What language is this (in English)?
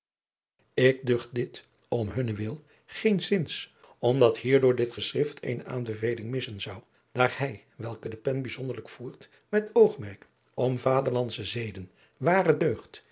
Dutch